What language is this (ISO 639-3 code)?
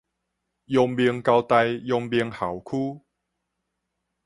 nan